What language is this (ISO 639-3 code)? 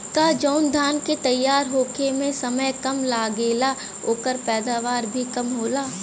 bho